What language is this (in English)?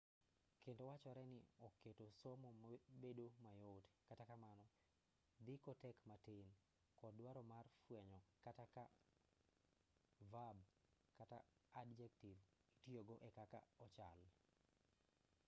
Luo (Kenya and Tanzania)